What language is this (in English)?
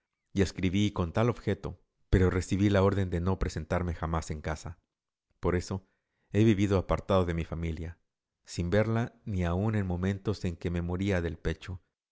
Spanish